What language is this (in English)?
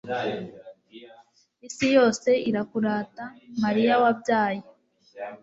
Kinyarwanda